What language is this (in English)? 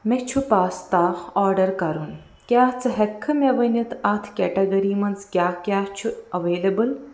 Kashmiri